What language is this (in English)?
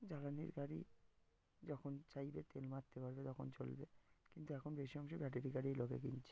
Bangla